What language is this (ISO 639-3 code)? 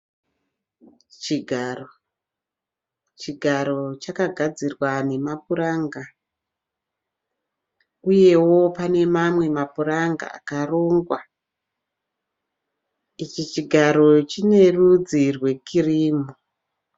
sna